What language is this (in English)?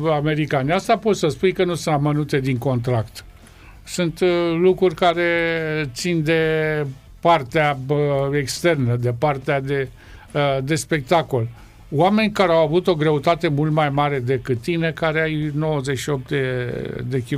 Romanian